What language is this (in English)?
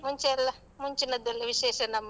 Kannada